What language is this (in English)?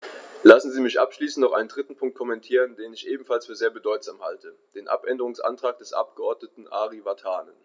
German